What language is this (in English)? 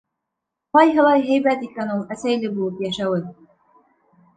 Bashkir